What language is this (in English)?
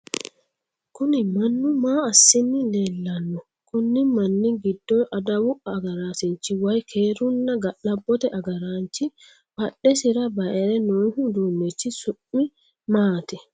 Sidamo